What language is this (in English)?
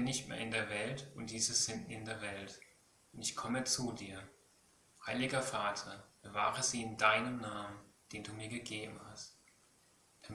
German